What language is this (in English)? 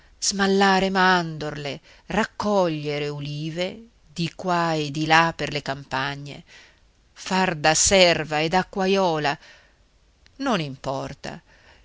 Italian